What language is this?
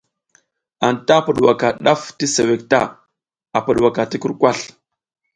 South Giziga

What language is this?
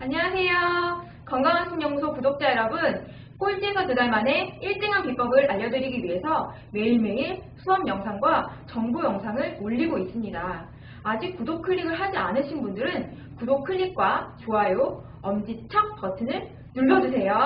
Korean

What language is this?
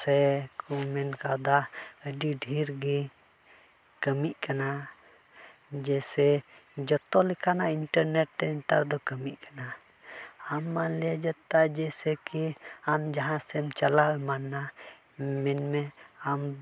Santali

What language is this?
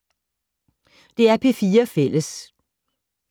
Danish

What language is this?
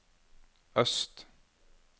Norwegian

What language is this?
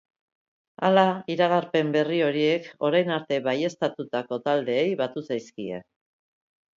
Basque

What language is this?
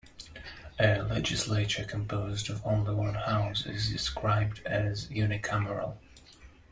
English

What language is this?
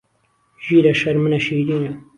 Central Kurdish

